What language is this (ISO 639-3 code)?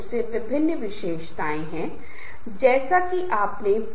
hin